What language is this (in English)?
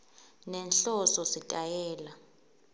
Swati